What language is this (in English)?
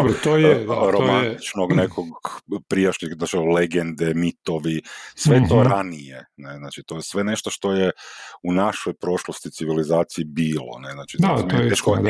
Croatian